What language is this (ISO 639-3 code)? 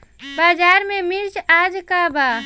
bho